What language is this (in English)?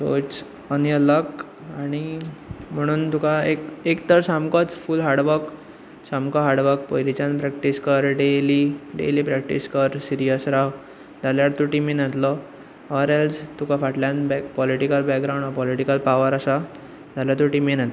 Konkani